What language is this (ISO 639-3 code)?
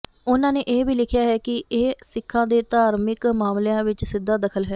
pan